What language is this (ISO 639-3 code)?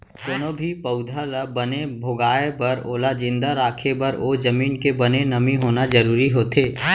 hne